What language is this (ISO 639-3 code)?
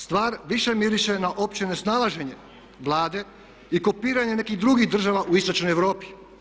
hrv